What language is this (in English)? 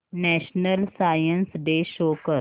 Marathi